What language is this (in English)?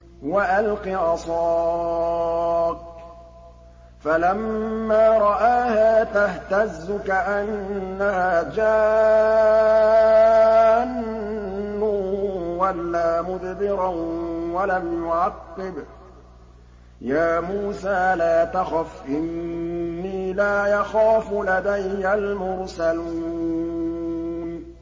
Arabic